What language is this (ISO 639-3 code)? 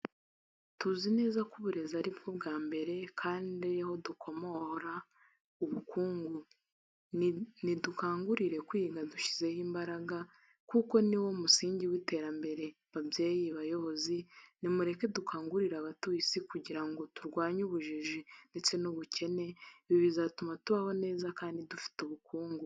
kin